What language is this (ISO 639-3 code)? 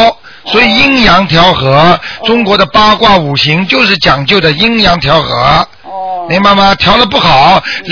zho